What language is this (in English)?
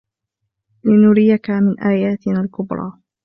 Arabic